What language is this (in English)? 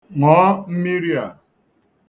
Igbo